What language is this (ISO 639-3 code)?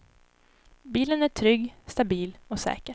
swe